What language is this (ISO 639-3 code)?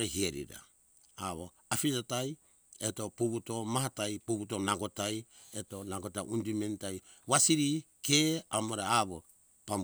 hkk